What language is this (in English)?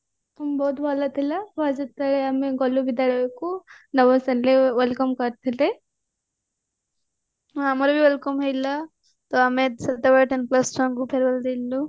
Odia